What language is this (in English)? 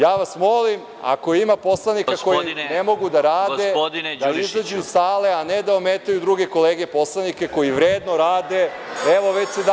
Serbian